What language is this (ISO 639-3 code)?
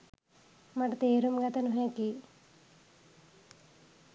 sin